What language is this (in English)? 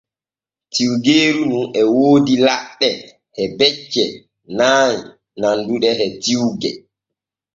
Borgu Fulfulde